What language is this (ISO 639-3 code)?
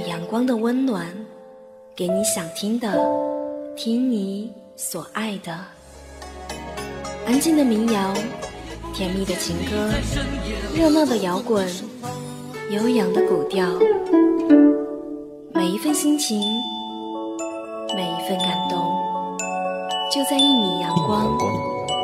zho